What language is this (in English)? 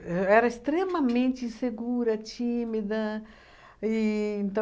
Portuguese